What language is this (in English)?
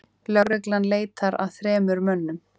Icelandic